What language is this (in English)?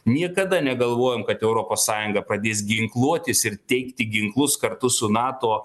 Lithuanian